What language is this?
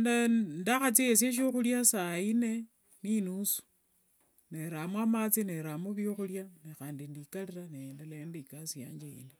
Wanga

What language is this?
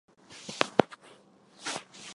Chinese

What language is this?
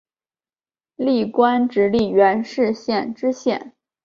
Chinese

